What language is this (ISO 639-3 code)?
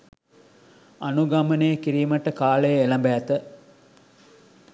sin